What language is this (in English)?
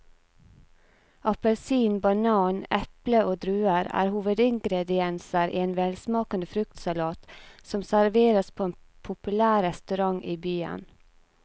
Norwegian